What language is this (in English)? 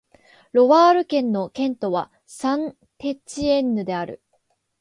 Japanese